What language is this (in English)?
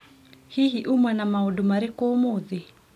Kikuyu